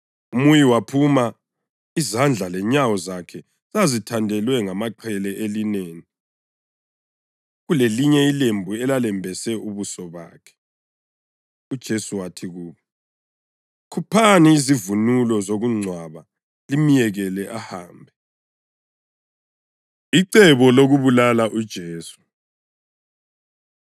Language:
North Ndebele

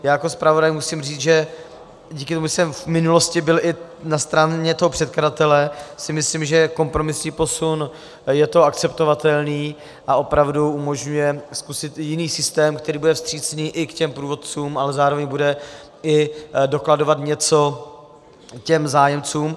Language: Czech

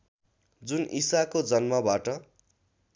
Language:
Nepali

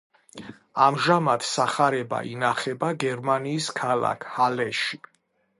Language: Georgian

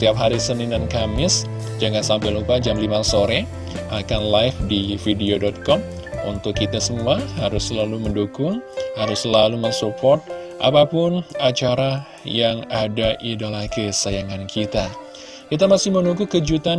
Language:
Indonesian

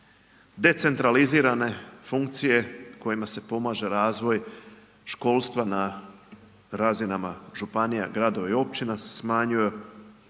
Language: Croatian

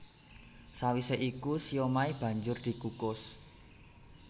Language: Javanese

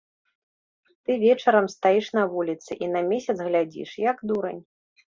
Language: Belarusian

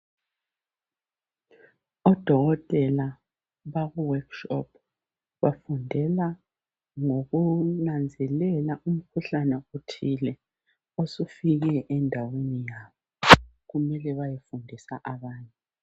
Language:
North Ndebele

